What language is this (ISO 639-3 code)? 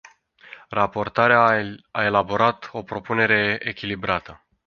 ron